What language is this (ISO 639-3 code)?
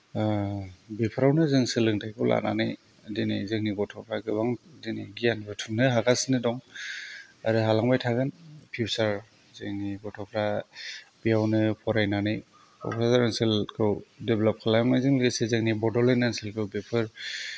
brx